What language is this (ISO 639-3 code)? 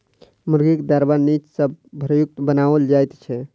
mai